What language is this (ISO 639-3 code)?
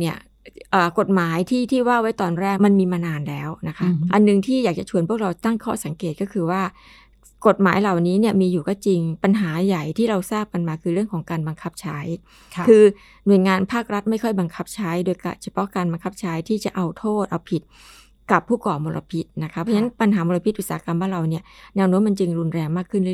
tha